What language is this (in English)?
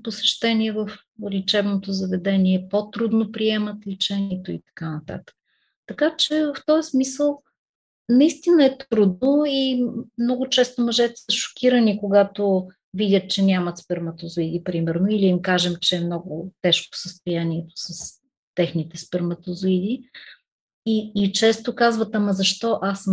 Bulgarian